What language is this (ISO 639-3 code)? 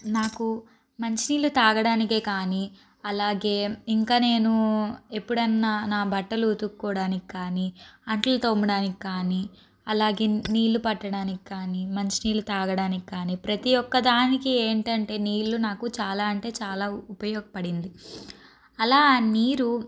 tel